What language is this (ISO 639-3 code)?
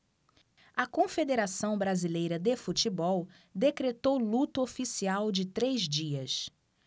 por